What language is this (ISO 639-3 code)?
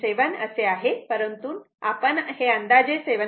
mar